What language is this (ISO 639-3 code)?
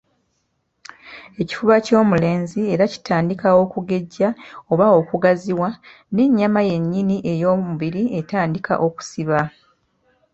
lug